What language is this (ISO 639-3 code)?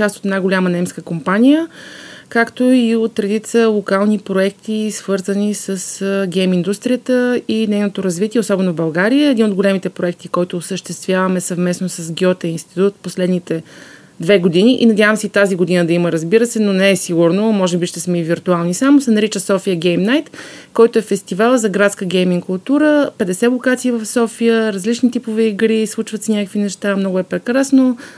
bul